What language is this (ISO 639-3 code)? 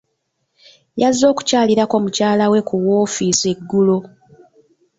lug